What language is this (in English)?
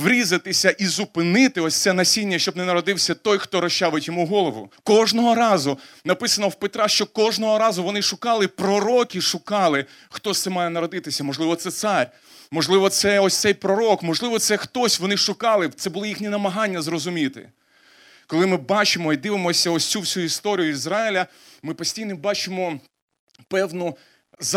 Ukrainian